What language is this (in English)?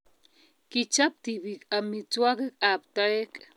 Kalenjin